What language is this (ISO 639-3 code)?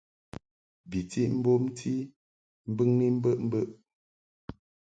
mhk